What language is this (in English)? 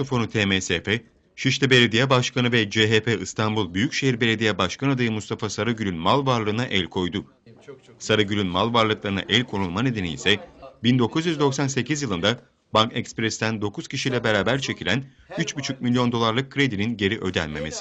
Turkish